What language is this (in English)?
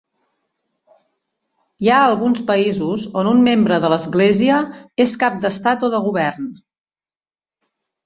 Catalan